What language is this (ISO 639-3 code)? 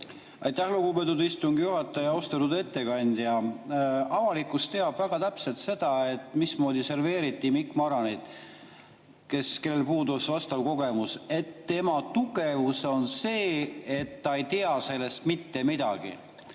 est